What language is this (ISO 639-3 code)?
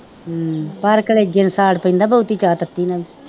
pan